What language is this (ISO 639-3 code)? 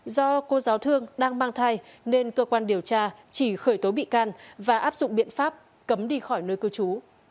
vie